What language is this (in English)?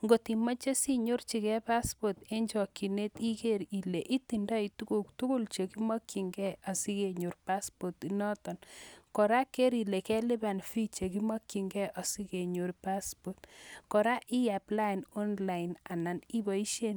Kalenjin